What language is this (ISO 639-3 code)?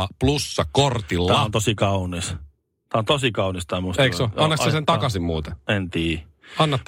fin